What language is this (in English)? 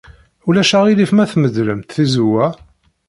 Kabyle